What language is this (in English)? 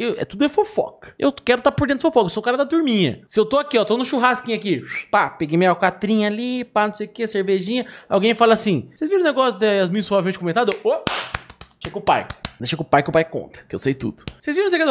Portuguese